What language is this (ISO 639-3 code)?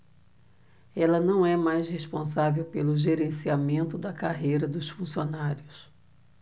por